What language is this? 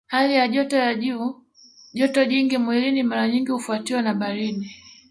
Swahili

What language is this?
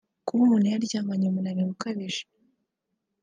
Kinyarwanda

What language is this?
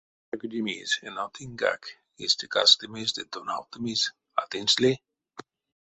Erzya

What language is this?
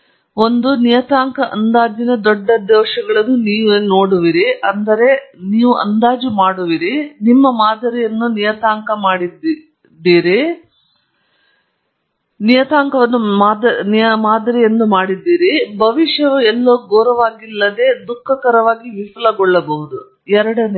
Kannada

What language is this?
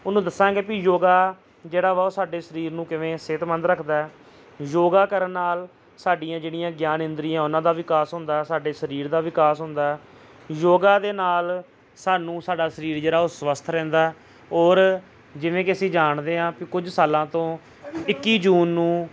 Punjabi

